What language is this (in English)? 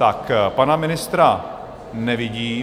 Czech